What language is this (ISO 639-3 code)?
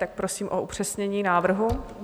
ces